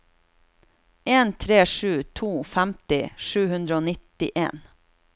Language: Norwegian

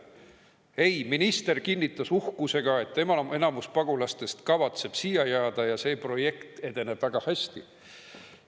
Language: Estonian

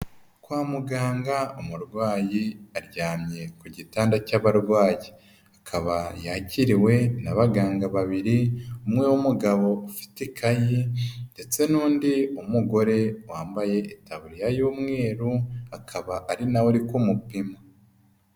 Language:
Kinyarwanda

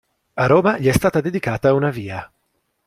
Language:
Italian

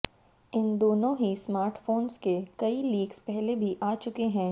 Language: Hindi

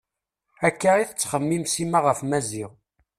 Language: Kabyle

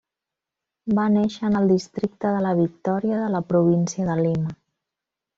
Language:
Catalan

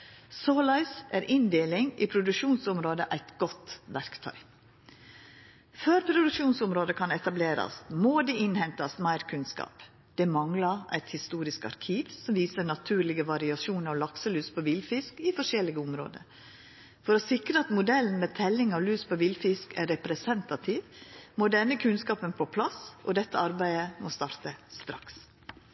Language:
Norwegian Nynorsk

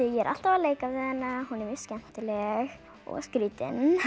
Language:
Icelandic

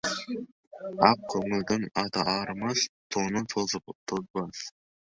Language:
Kazakh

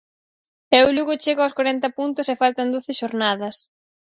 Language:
Galician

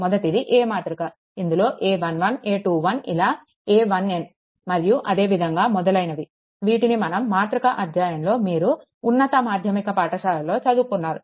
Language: Telugu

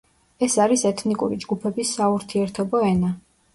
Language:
Georgian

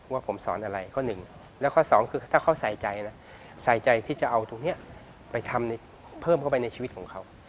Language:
Thai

